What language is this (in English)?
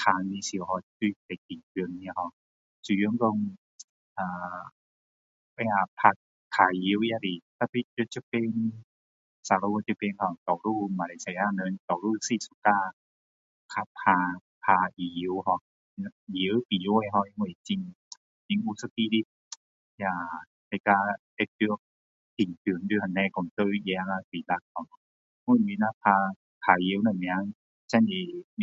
Min Dong Chinese